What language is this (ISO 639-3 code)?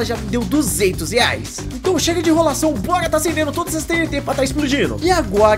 por